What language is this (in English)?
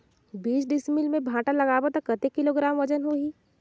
Chhattisgarhi